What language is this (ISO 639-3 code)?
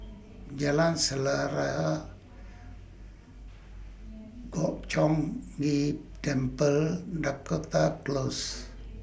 eng